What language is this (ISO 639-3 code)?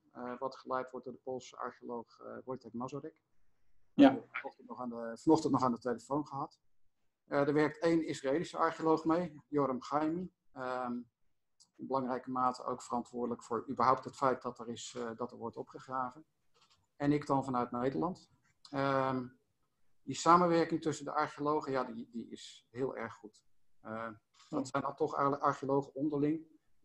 nld